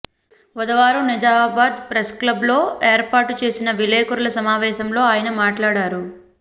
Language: Telugu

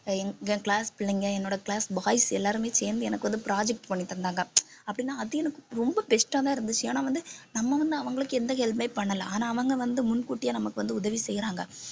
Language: Tamil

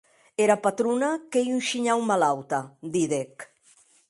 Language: Occitan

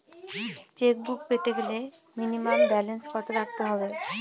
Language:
Bangla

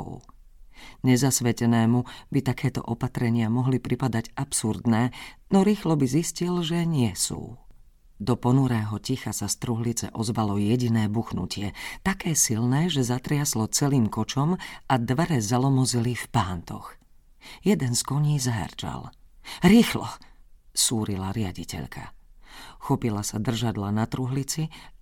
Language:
Slovak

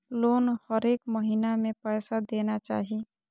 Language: Maithili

